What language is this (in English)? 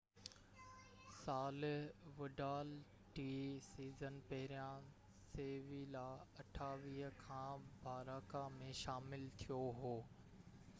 Sindhi